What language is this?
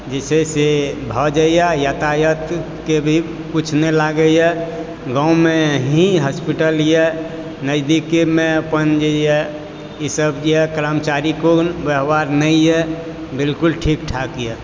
Maithili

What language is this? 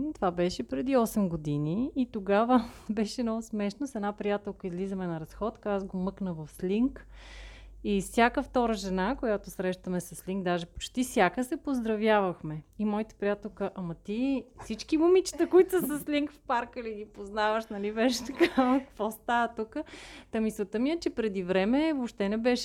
Bulgarian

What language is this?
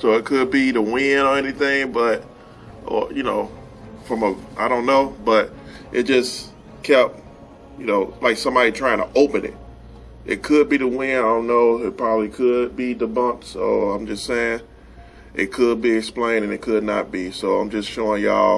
English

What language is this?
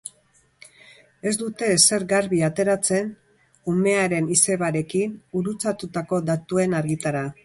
Basque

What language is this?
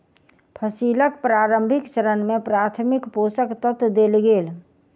Maithili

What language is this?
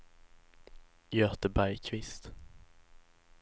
Swedish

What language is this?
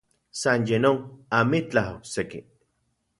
Central Puebla Nahuatl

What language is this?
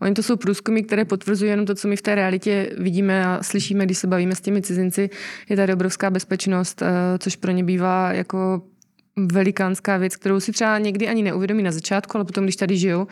Czech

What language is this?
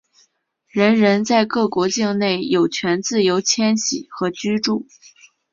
Chinese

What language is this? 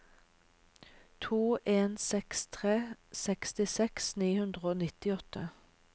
Norwegian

